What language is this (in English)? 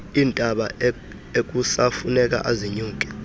Xhosa